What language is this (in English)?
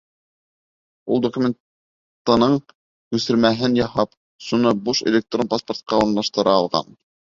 Bashkir